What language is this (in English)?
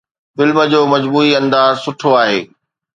Sindhi